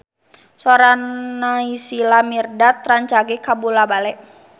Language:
Sundanese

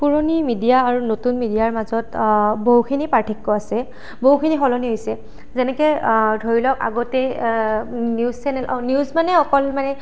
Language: Assamese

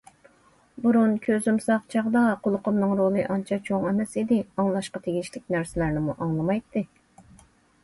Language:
Uyghur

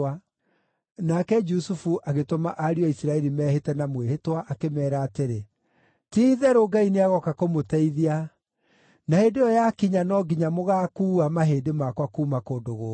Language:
Kikuyu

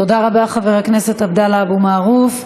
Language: Hebrew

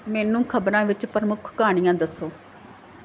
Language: Punjabi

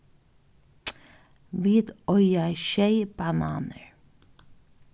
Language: Faroese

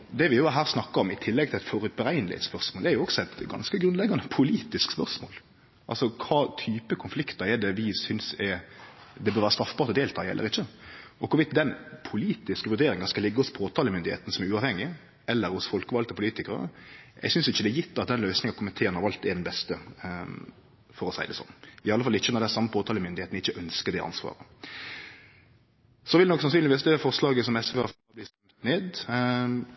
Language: Norwegian Nynorsk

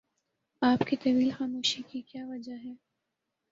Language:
Urdu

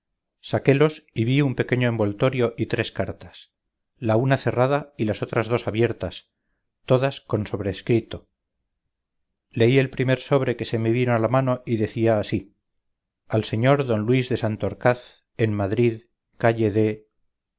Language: Spanish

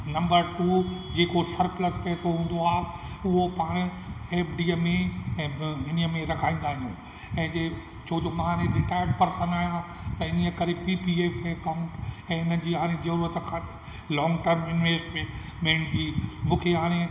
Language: Sindhi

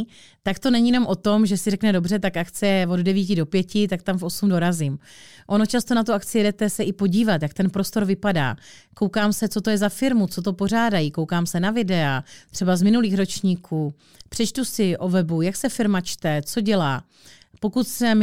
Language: Czech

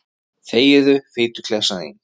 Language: Icelandic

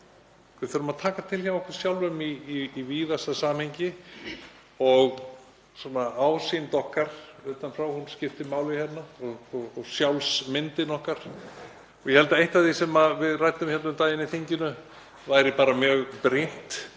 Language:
Icelandic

